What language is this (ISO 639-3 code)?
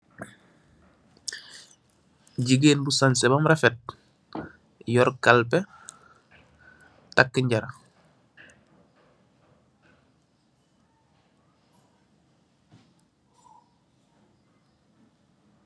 wol